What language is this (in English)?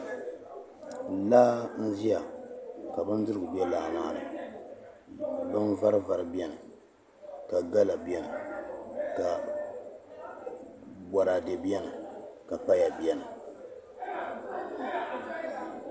Dagbani